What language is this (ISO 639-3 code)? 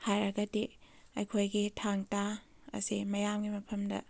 mni